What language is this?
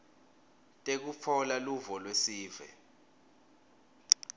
Swati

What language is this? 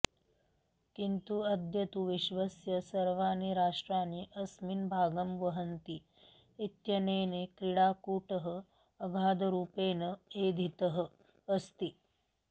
Sanskrit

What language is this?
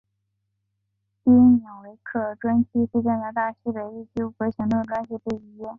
Chinese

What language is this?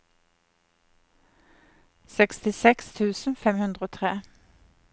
Norwegian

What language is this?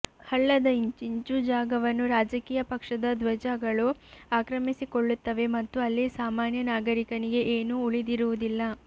Kannada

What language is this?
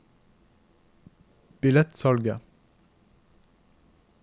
Norwegian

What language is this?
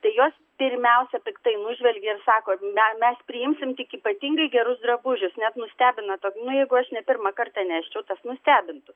Lithuanian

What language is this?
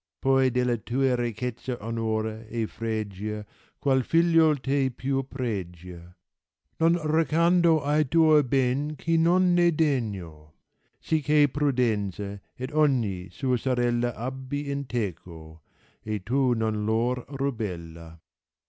Italian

